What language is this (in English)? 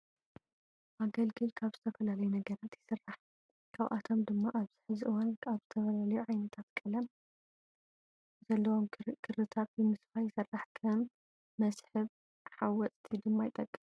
Tigrinya